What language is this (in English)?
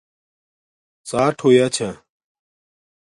Domaaki